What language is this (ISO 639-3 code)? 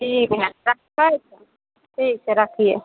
mai